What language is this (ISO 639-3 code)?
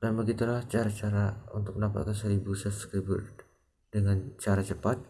ind